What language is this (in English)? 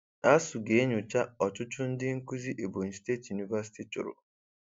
Igbo